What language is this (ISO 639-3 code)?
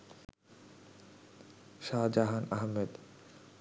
ben